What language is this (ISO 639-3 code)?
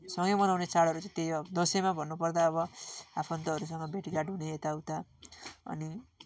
nep